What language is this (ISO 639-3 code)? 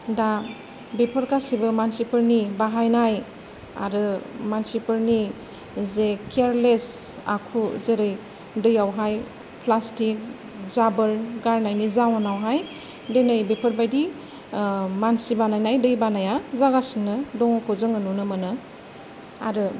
brx